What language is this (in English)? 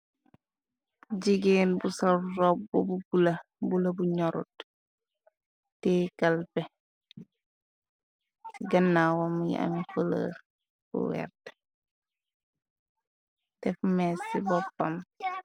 Wolof